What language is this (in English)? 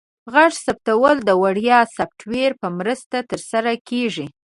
Pashto